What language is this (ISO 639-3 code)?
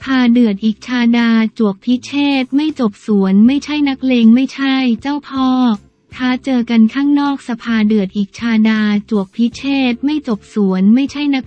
tha